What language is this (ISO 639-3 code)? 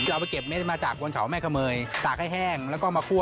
tha